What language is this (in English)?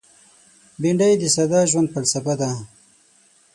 Pashto